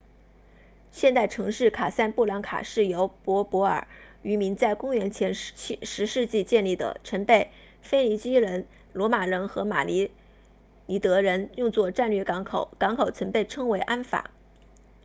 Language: Chinese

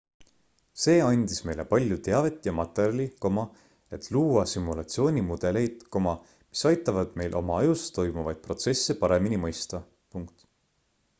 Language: Estonian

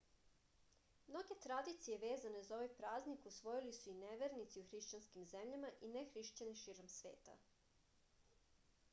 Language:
Serbian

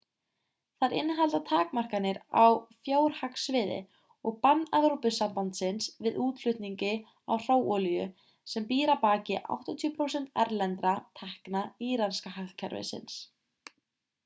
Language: Icelandic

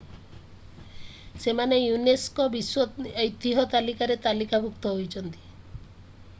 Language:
Odia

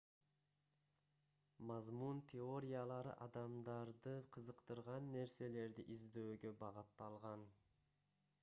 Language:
Kyrgyz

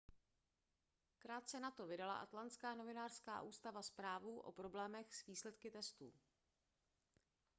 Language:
Czech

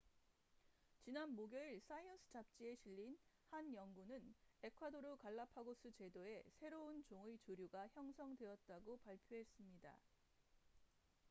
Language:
Korean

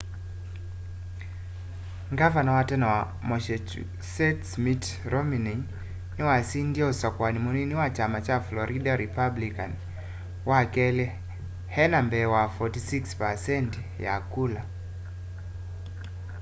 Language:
Kamba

